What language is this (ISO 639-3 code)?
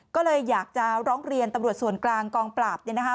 tha